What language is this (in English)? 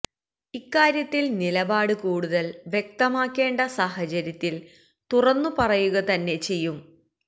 Malayalam